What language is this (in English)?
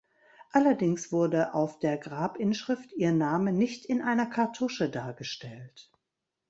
German